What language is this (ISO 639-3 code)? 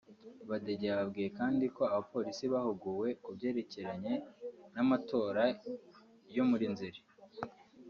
kin